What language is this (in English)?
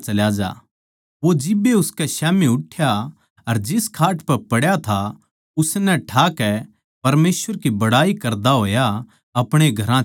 Haryanvi